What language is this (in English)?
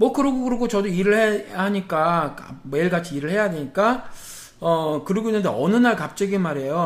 Korean